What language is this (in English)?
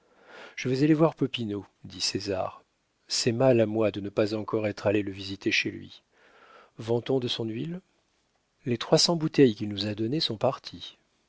French